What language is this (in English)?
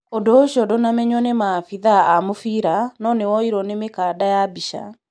Kikuyu